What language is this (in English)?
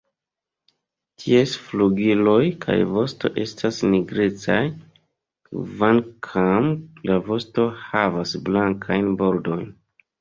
Esperanto